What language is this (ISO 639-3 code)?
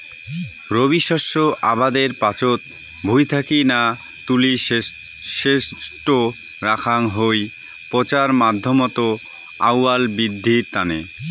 ben